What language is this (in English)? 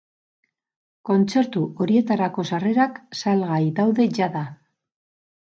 Basque